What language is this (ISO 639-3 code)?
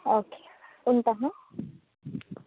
tel